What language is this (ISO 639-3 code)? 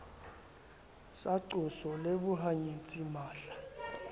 sot